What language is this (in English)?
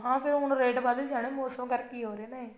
Punjabi